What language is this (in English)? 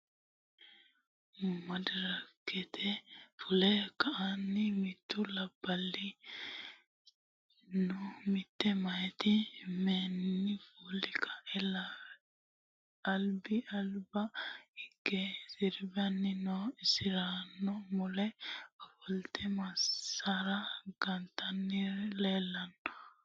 Sidamo